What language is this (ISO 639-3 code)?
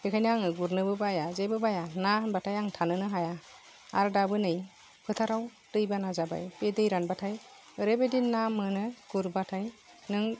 brx